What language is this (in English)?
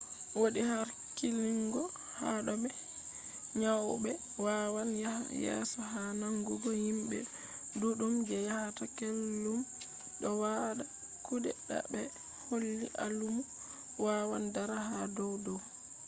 Fula